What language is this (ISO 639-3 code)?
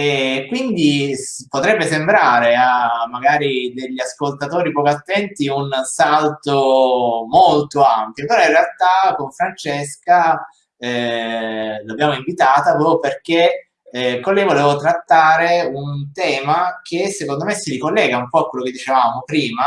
ita